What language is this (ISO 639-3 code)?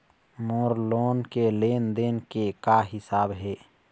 hne